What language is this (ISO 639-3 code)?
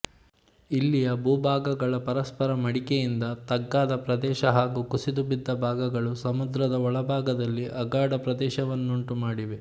kan